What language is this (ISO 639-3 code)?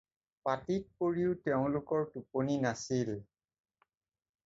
asm